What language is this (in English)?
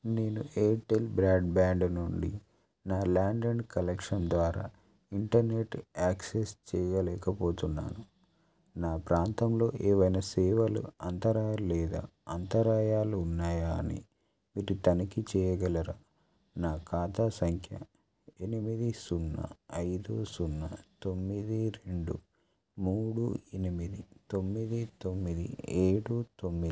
Telugu